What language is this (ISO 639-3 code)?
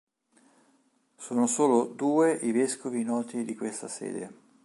ita